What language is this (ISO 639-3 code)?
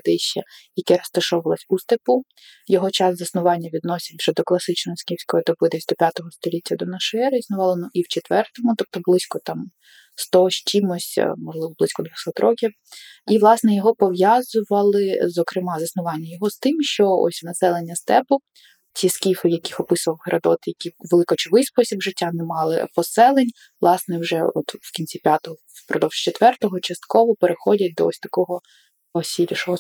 ukr